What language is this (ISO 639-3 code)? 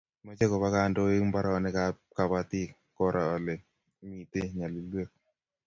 kln